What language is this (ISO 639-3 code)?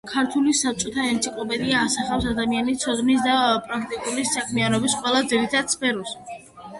kat